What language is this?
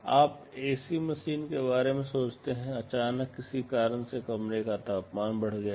Hindi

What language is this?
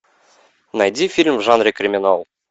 Russian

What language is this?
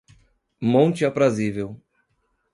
Portuguese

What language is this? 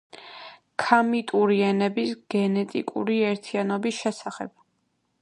Georgian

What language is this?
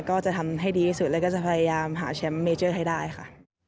Thai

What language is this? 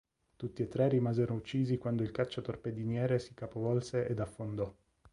Italian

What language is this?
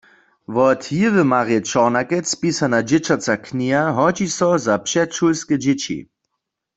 Upper Sorbian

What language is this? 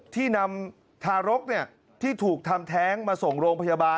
Thai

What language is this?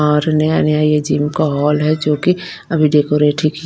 Hindi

